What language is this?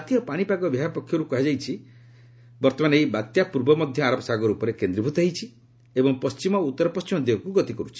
Odia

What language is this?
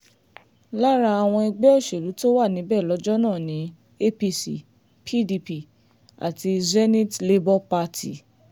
Yoruba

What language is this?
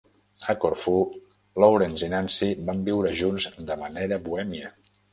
Catalan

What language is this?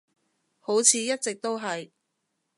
Cantonese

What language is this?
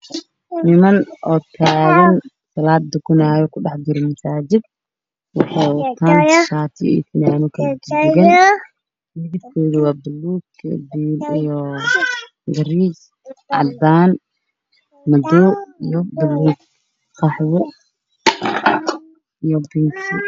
Somali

